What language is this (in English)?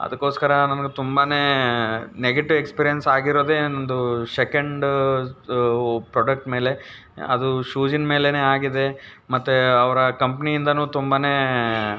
Kannada